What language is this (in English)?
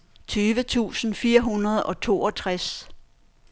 Danish